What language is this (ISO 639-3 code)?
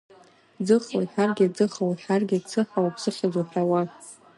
abk